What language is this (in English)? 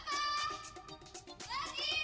Indonesian